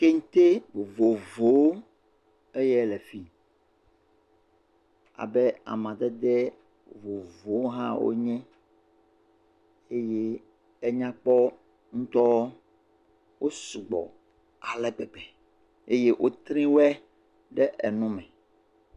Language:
Ewe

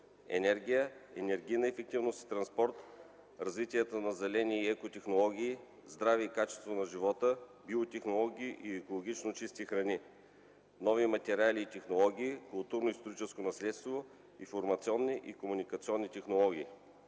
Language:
Bulgarian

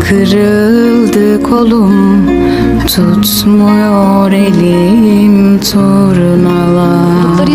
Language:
Turkish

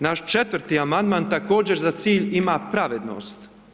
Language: Croatian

